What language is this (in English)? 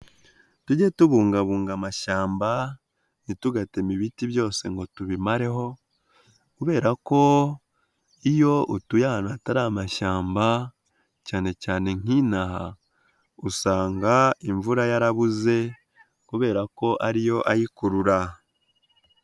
Kinyarwanda